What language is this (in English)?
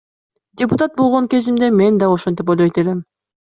Kyrgyz